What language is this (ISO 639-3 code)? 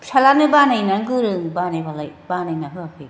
brx